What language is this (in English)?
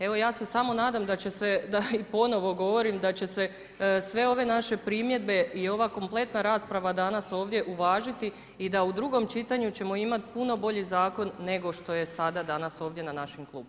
Croatian